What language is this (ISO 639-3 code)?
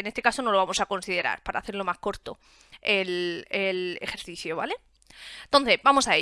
spa